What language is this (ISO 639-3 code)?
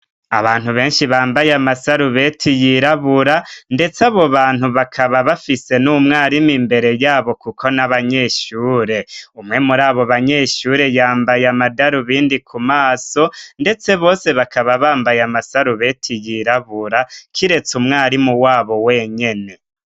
run